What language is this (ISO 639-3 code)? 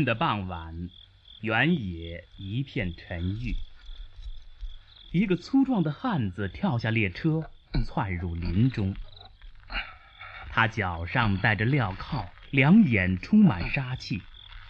zho